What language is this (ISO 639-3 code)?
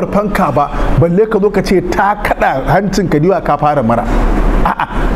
ara